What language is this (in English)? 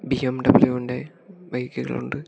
Malayalam